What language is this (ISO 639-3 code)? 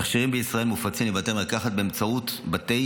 heb